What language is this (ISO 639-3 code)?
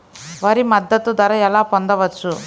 tel